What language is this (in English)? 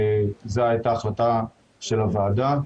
Hebrew